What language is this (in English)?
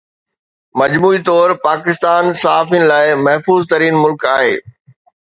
Sindhi